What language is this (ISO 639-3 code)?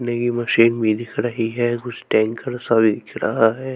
hin